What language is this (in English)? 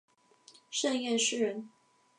Chinese